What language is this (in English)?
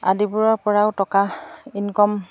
Assamese